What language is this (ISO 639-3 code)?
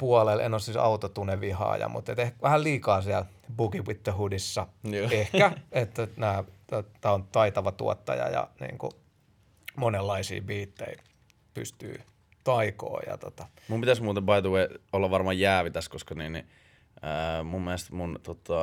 fin